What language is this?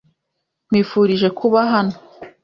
Kinyarwanda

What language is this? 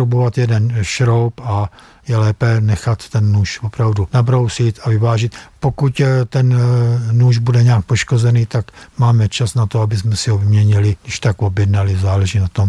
Czech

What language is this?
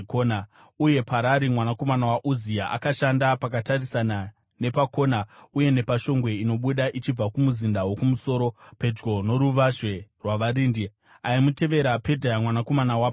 Shona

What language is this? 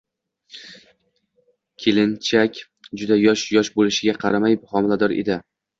Uzbek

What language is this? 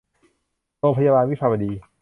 Thai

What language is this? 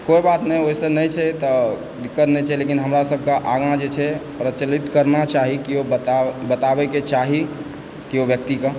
Maithili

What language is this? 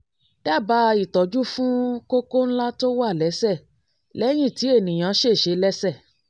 Yoruba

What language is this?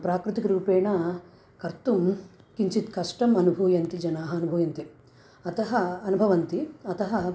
Sanskrit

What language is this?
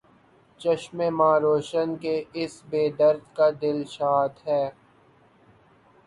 Urdu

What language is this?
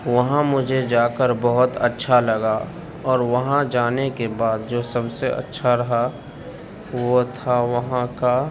Urdu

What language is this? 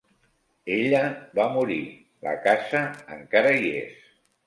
Catalan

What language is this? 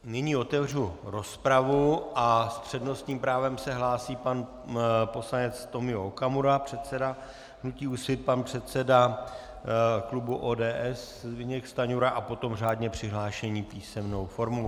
Czech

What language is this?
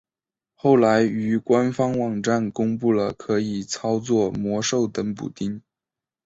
Chinese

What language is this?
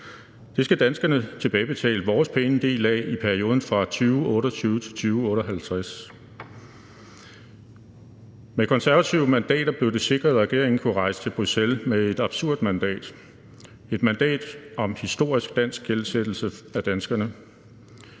Danish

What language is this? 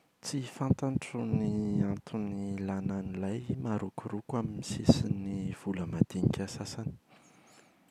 Malagasy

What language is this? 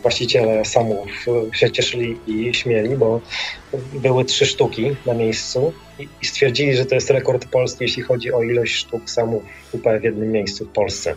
Polish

